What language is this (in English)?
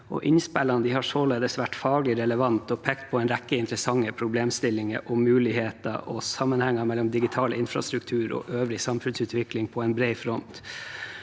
Norwegian